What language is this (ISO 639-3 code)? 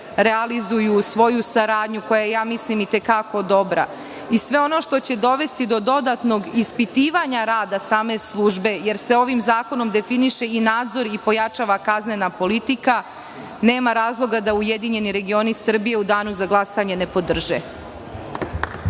srp